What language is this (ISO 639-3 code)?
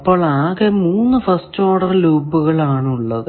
mal